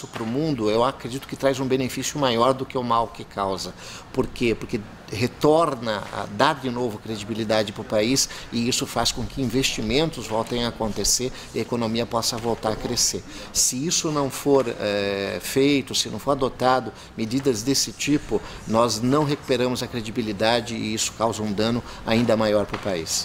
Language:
Portuguese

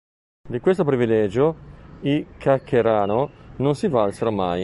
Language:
Italian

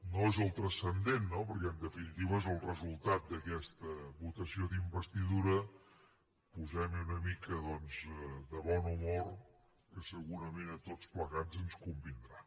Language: Catalan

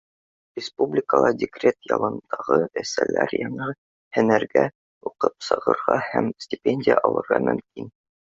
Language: Bashkir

